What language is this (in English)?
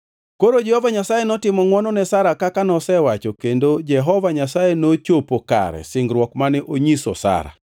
Luo (Kenya and Tanzania)